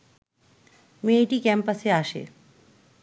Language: Bangla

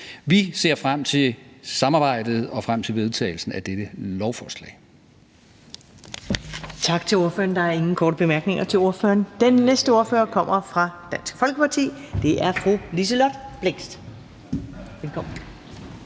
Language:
Danish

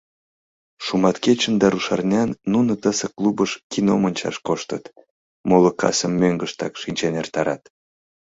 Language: Mari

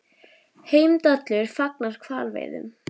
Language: Icelandic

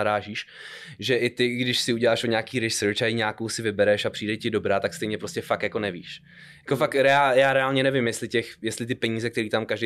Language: Czech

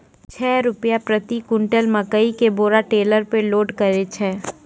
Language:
Maithili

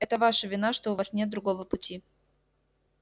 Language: Russian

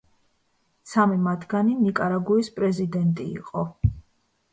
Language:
Georgian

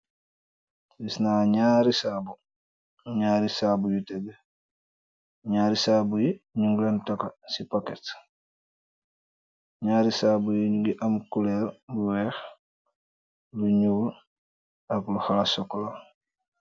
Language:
Wolof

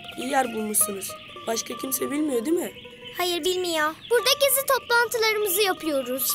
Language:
Turkish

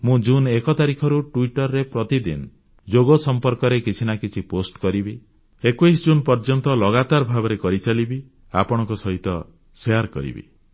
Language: Odia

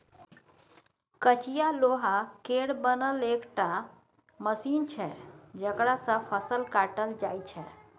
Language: Maithili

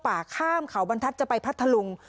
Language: Thai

